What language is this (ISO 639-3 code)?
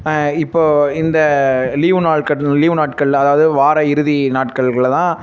tam